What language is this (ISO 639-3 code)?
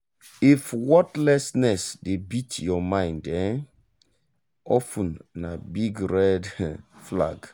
pcm